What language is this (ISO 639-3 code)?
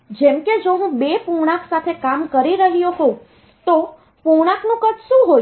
guj